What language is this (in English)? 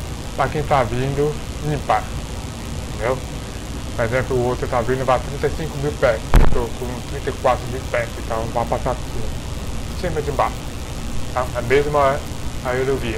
Portuguese